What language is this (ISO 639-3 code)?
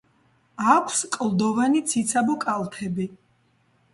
kat